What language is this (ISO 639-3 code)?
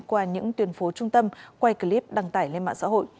vie